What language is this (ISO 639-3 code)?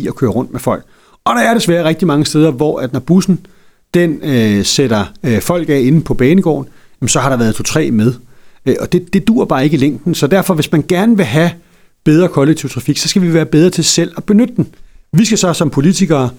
dan